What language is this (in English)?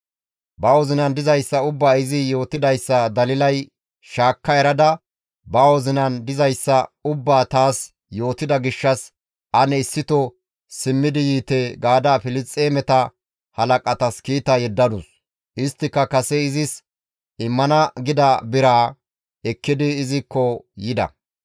Gamo